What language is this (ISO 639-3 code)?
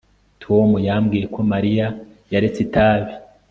kin